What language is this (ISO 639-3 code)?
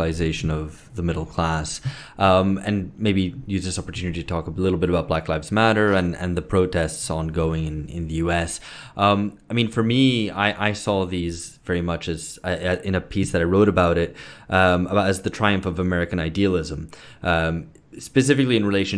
eng